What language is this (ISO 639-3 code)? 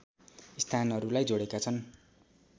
nep